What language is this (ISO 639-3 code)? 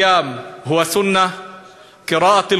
heb